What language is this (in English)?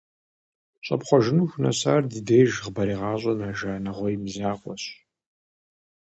Kabardian